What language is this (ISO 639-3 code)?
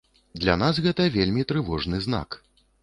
bel